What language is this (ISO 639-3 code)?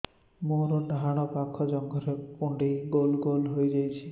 ori